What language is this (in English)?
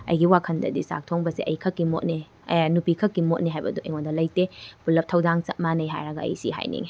Manipuri